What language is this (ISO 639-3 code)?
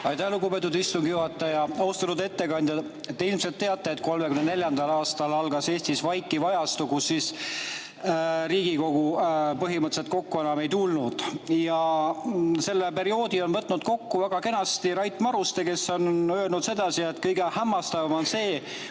est